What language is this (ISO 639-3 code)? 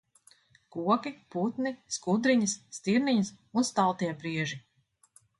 lav